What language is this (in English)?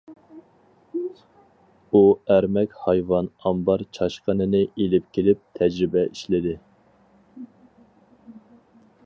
Uyghur